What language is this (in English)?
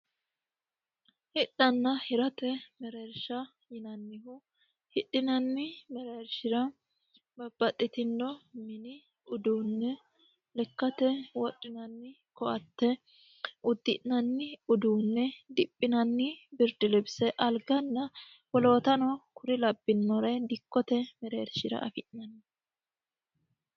Sidamo